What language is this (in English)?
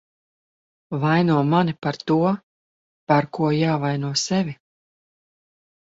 Latvian